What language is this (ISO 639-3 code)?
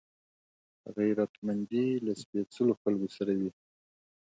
pus